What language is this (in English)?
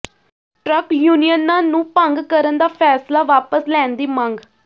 Punjabi